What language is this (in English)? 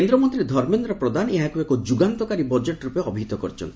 Odia